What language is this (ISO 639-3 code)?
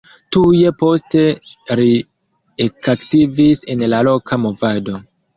epo